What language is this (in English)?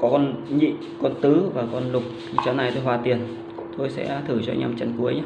Vietnamese